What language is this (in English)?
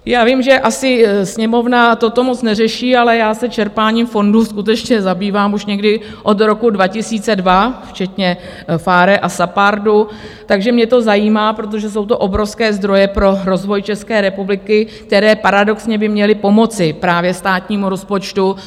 Czech